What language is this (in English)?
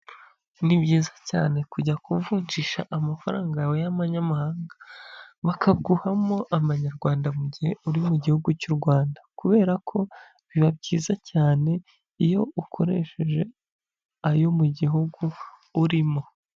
Kinyarwanda